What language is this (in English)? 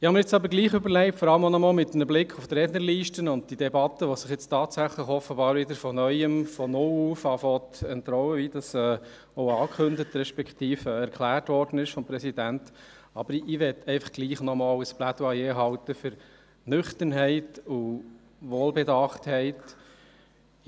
Swiss German